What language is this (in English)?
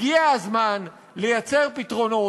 Hebrew